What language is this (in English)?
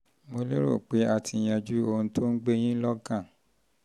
Yoruba